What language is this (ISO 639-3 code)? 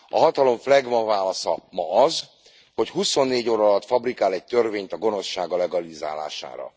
hun